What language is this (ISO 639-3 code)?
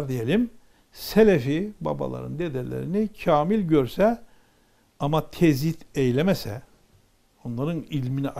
tur